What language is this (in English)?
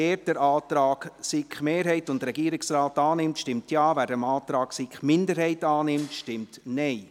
Swiss German